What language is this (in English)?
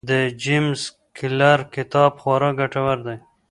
Pashto